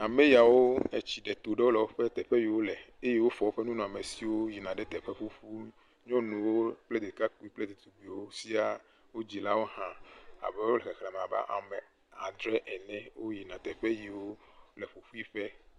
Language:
Ewe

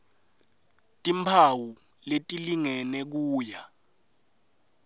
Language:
Swati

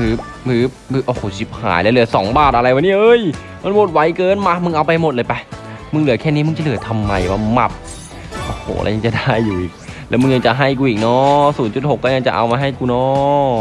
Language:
Thai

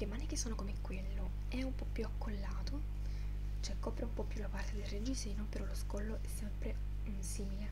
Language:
Italian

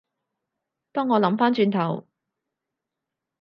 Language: Cantonese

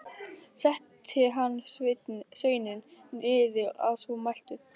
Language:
Icelandic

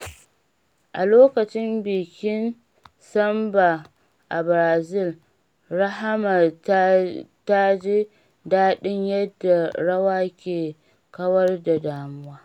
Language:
Hausa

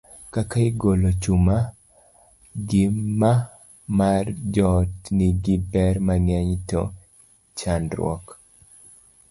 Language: Luo (Kenya and Tanzania)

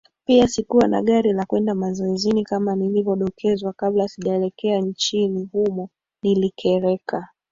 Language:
Swahili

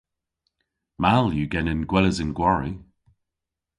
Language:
Cornish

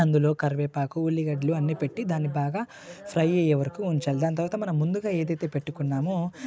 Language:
Telugu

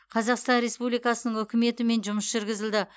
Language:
Kazakh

